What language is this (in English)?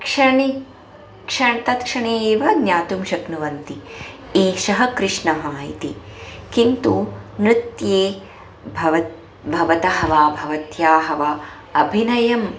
Sanskrit